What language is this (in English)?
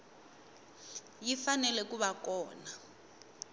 Tsonga